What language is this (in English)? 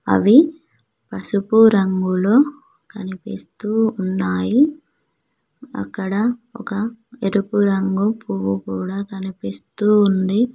Telugu